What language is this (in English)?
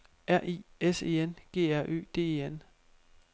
Danish